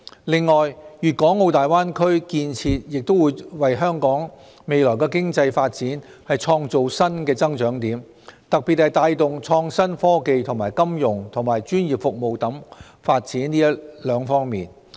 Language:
Cantonese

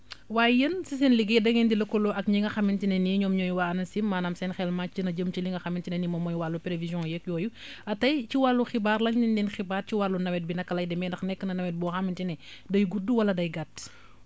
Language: Wolof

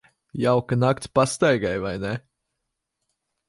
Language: Latvian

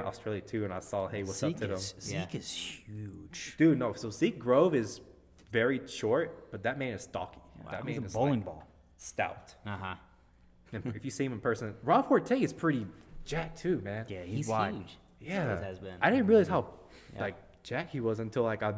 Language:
English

